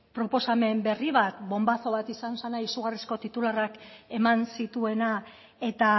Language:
Basque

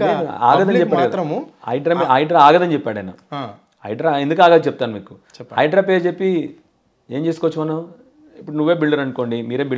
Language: Telugu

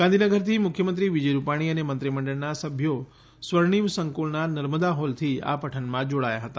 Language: Gujarati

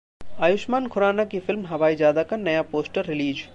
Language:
Hindi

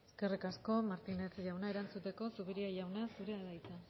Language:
Basque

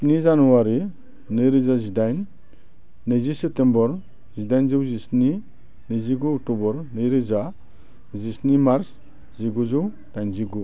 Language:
Bodo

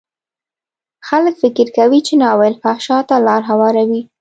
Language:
Pashto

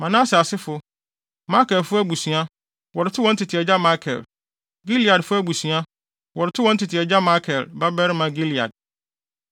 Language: Akan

